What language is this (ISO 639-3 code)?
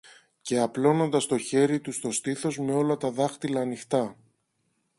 ell